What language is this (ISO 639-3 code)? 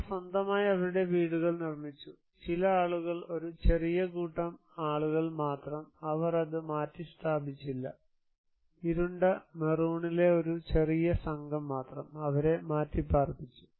mal